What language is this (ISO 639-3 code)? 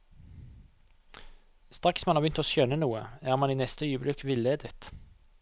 nor